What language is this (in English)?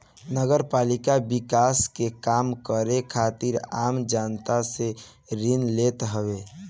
Bhojpuri